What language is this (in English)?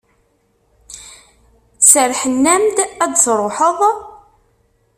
Kabyle